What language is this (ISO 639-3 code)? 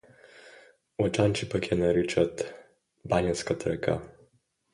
bul